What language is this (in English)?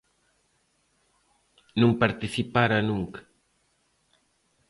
Galician